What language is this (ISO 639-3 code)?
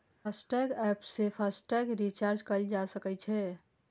mai